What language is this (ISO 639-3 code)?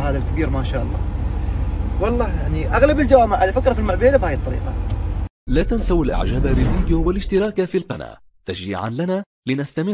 ara